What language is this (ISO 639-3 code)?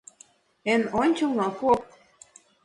chm